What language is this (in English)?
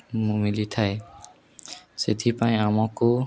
Odia